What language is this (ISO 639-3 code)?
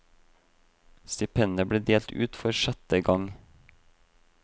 nor